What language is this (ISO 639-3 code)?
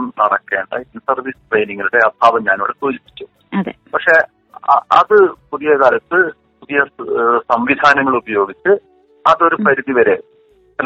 mal